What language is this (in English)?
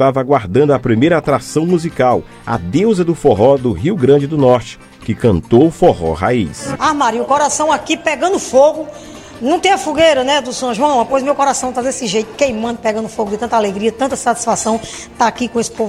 Portuguese